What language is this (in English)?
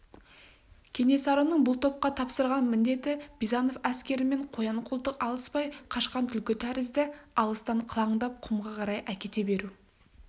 Kazakh